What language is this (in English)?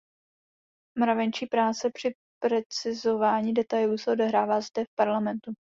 Czech